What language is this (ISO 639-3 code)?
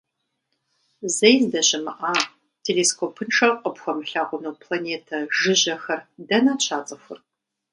kbd